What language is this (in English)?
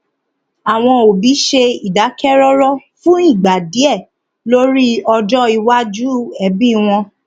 Yoruba